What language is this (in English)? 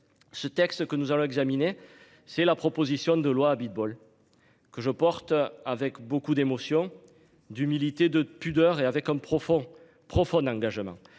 French